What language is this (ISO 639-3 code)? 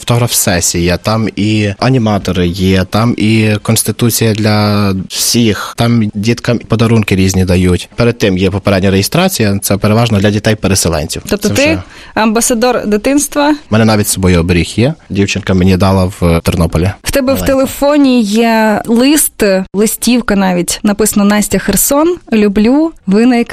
ukr